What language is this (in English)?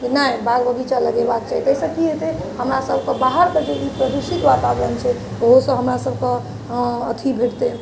Maithili